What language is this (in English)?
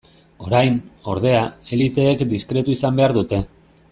Basque